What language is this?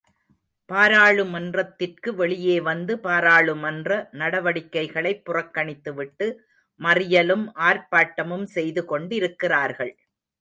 Tamil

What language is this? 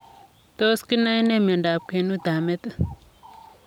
Kalenjin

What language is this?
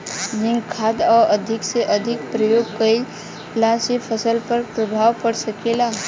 Bhojpuri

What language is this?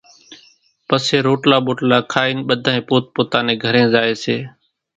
Kachi Koli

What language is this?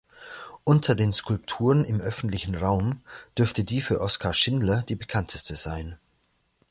German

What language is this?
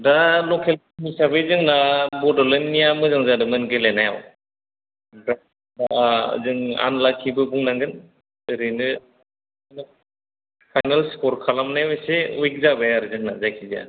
Bodo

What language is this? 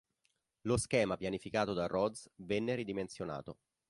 Italian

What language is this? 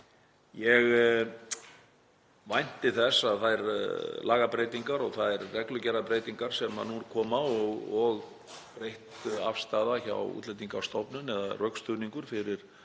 Icelandic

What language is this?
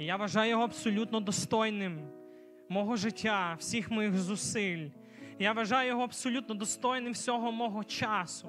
Ukrainian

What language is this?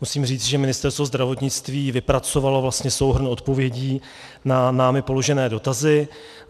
Czech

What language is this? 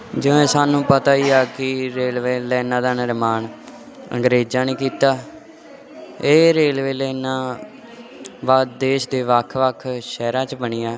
Punjabi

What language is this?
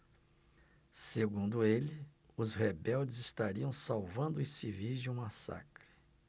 Portuguese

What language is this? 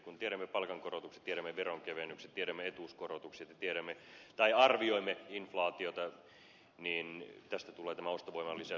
Finnish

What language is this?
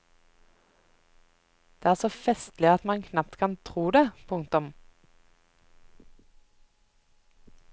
Norwegian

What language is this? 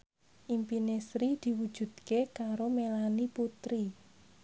Javanese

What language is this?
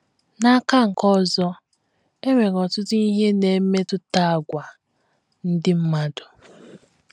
Igbo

